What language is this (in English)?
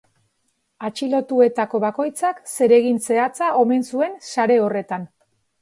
Basque